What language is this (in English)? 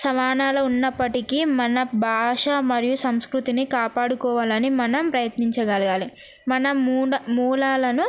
Telugu